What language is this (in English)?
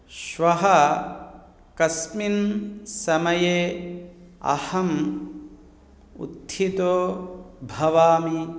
Sanskrit